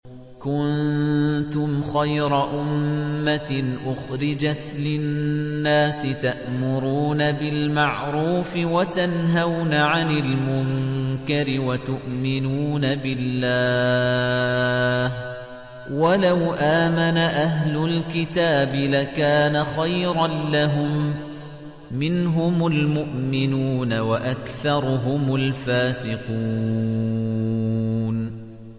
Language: Arabic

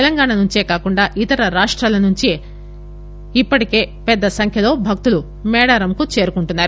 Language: Telugu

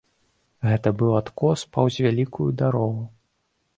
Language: Belarusian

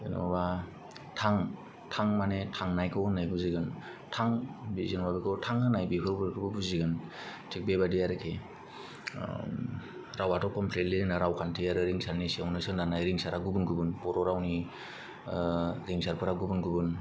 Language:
Bodo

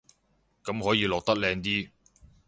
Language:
Cantonese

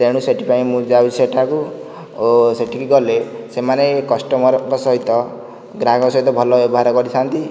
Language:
Odia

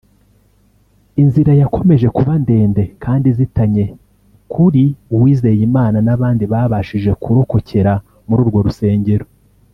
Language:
Kinyarwanda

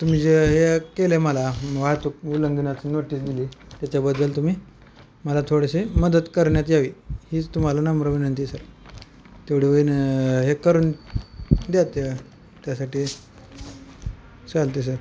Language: Marathi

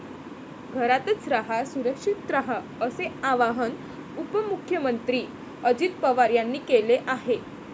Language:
Marathi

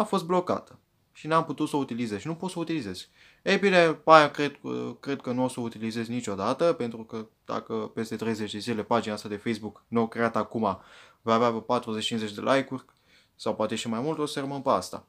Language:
Romanian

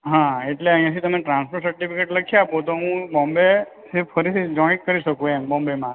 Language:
Gujarati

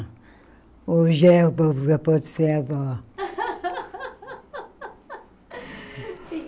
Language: Portuguese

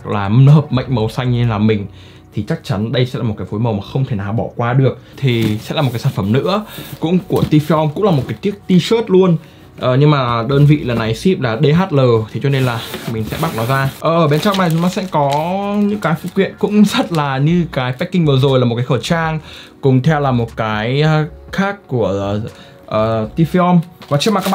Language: Vietnamese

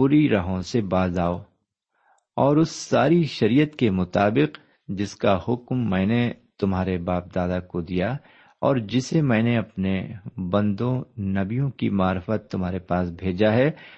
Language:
Urdu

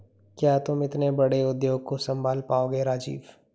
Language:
Hindi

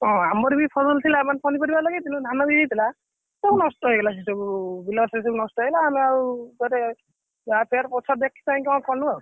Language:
Odia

